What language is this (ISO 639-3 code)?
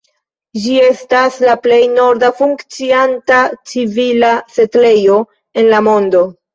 epo